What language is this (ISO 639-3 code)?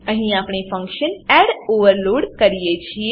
guj